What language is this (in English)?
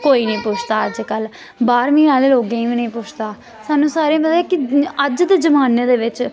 Dogri